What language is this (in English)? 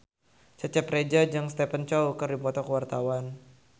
Sundanese